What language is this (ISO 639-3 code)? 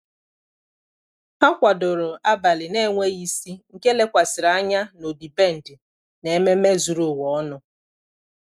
ibo